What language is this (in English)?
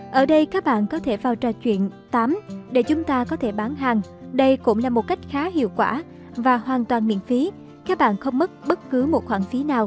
Vietnamese